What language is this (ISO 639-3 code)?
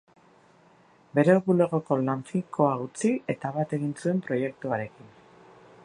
eus